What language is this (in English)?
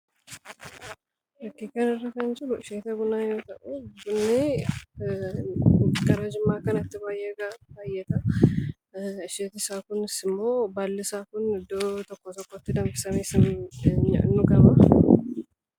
Oromo